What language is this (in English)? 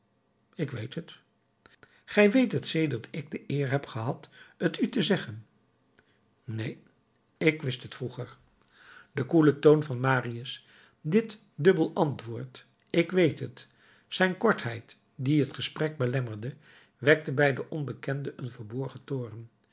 Dutch